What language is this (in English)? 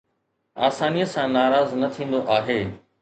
Sindhi